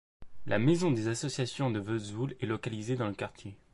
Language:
French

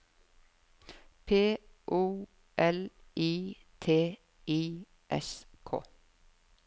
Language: Norwegian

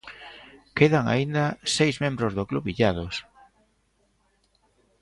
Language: Galician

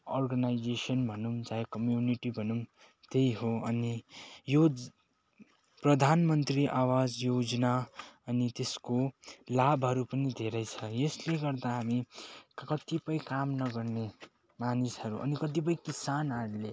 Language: Nepali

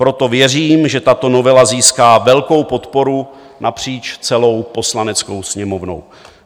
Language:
Czech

